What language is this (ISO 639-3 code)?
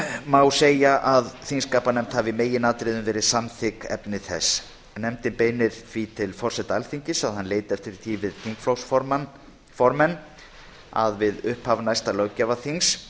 isl